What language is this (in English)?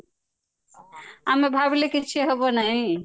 Odia